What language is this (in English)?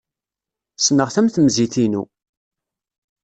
Kabyle